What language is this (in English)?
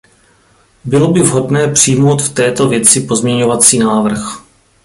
Czech